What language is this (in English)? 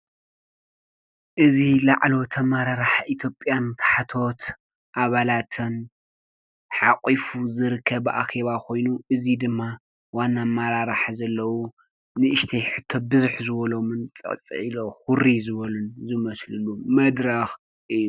Tigrinya